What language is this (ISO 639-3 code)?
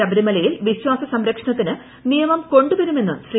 mal